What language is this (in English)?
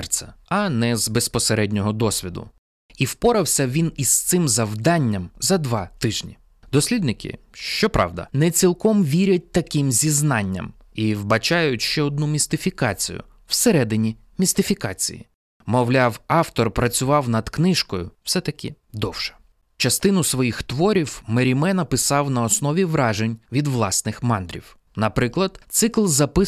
Ukrainian